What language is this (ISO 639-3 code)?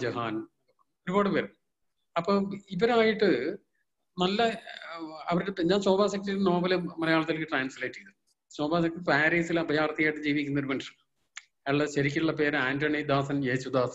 mal